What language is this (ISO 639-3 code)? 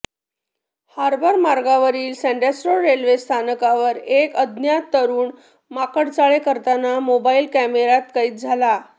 mar